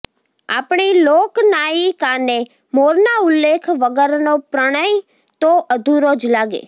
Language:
Gujarati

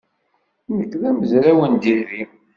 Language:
Kabyle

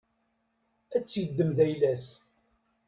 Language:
Kabyle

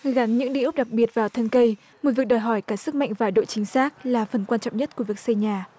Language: Vietnamese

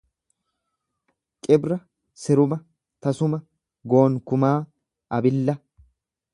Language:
Oromo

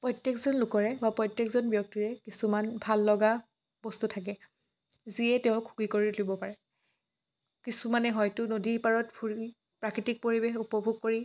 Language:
Assamese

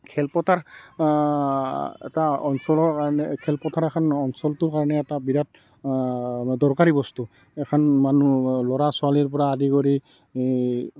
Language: Assamese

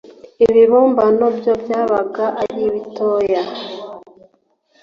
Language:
Kinyarwanda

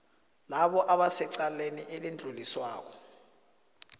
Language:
South Ndebele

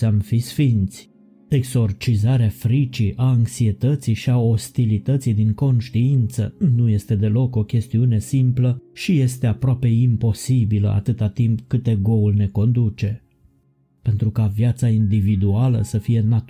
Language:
Romanian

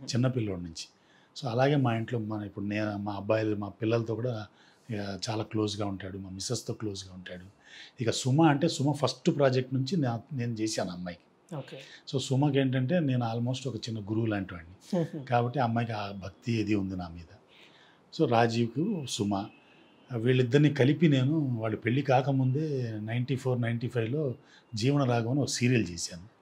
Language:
Telugu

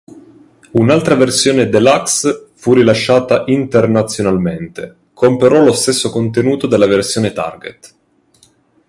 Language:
Italian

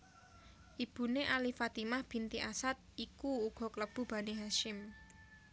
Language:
Javanese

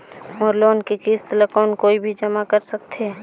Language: Chhattisgarhi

